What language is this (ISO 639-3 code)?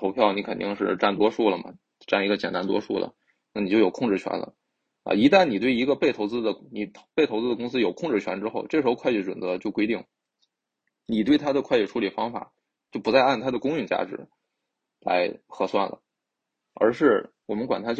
zho